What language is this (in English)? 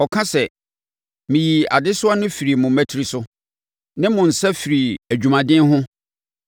Akan